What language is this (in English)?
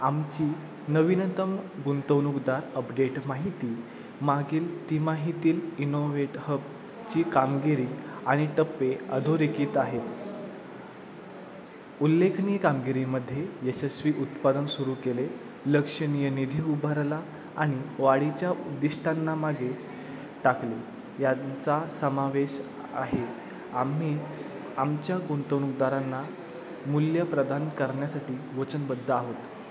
Marathi